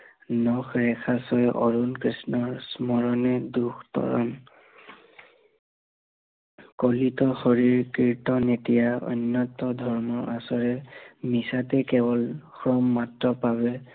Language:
Assamese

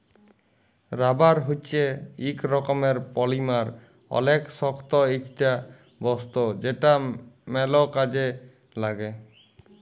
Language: Bangla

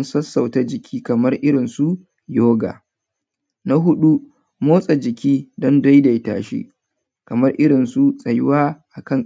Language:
Hausa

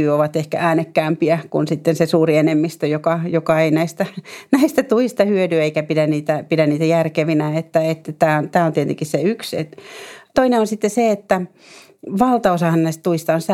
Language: Finnish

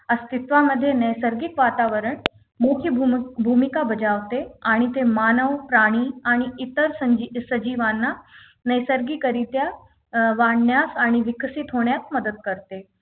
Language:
Marathi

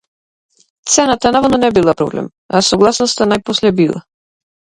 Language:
Macedonian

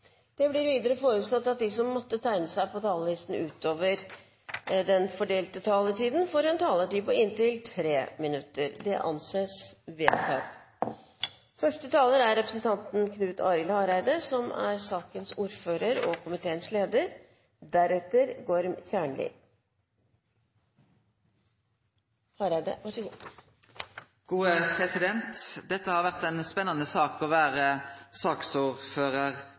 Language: Norwegian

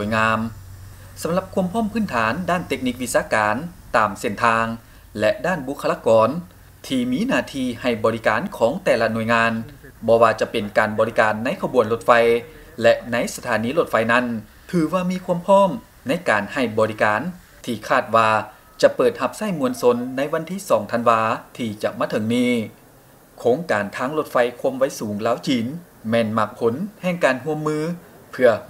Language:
Thai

